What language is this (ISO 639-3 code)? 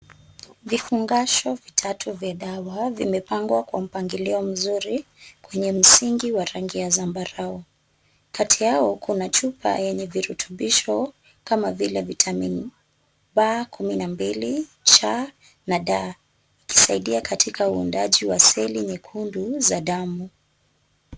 swa